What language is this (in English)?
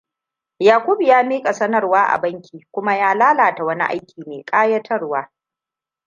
Hausa